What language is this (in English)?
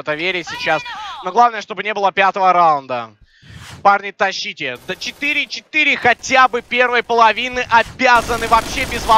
Russian